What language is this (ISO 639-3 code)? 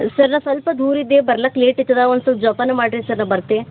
kan